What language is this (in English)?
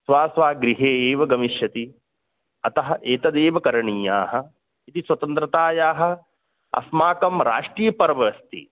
Sanskrit